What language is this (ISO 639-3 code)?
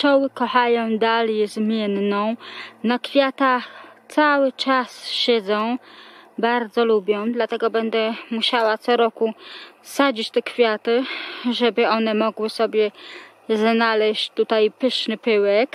pol